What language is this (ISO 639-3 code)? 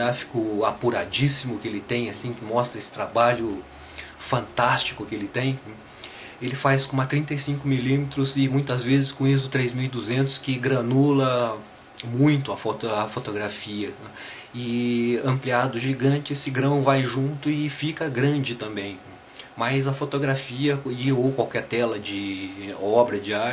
por